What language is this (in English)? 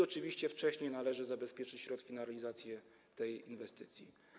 Polish